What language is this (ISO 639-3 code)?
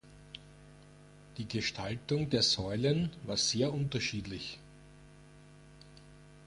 deu